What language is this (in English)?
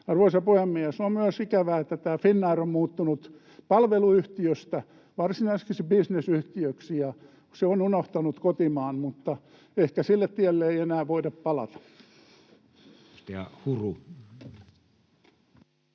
Finnish